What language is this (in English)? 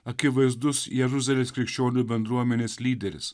Lithuanian